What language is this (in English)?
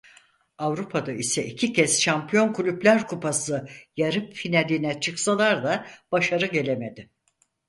Turkish